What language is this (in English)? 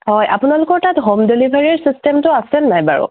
Assamese